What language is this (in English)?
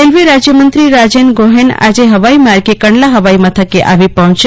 Gujarati